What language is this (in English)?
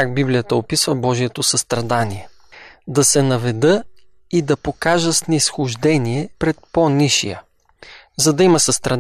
Bulgarian